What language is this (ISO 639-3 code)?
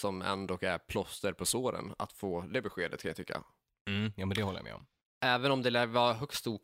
swe